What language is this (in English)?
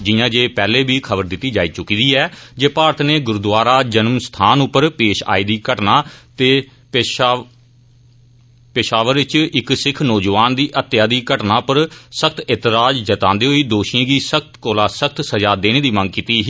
Dogri